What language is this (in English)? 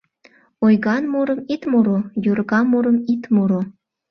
Mari